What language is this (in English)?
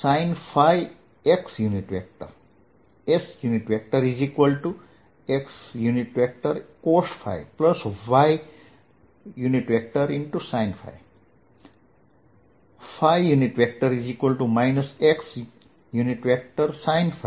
Gujarati